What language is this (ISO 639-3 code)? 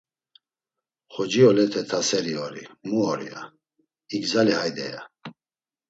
lzz